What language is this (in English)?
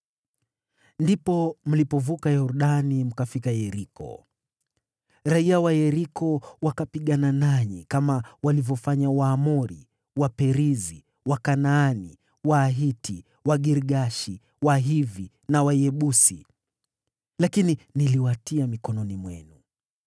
Swahili